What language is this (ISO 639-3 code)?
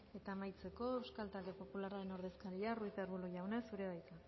eus